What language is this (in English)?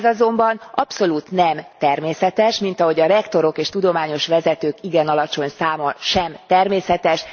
Hungarian